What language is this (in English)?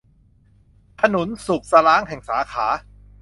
Thai